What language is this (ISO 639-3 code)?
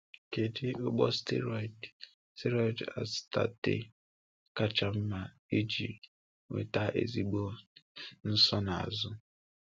ibo